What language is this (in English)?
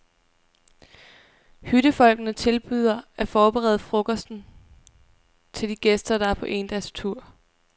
Danish